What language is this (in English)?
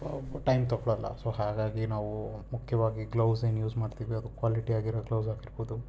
Kannada